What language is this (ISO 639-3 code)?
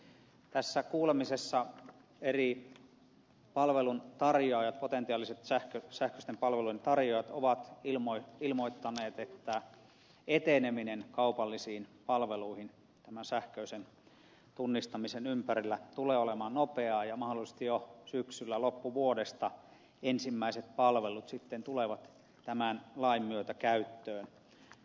fin